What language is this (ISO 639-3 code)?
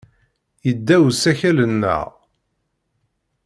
kab